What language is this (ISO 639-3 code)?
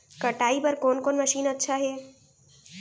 hne